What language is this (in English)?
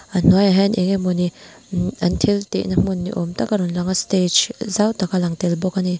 Mizo